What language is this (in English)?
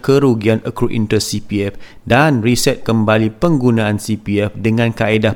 Malay